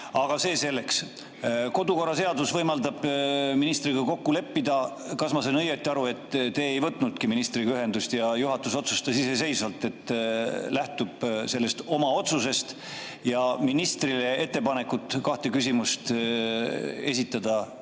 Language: Estonian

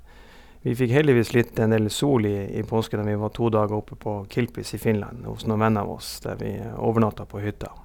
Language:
Norwegian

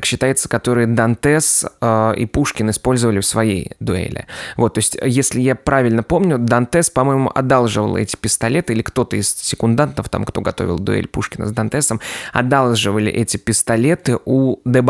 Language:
Russian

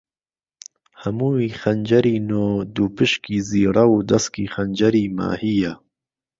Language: Central Kurdish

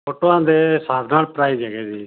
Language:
Punjabi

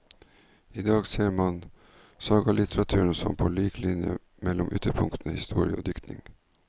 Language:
Norwegian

